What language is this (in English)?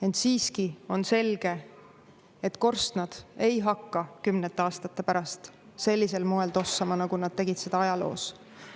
Estonian